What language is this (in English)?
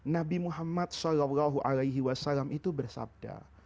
Indonesian